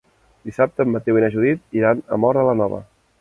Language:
Catalan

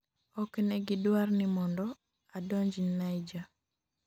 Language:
Luo (Kenya and Tanzania)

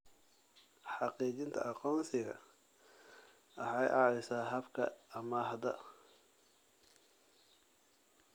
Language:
Somali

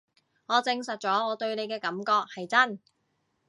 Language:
Cantonese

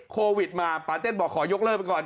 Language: Thai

